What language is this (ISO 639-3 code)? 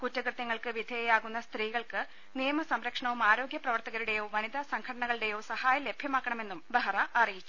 mal